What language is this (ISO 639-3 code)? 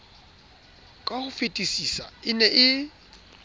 sot